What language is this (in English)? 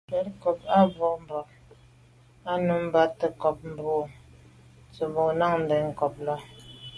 Medumba